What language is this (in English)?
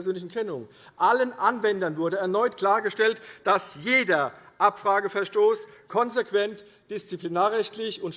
German